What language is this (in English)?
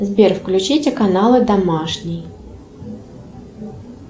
Russian